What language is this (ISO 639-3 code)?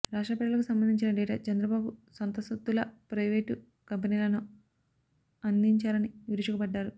tel